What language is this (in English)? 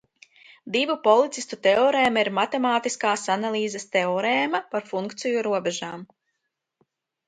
Latvian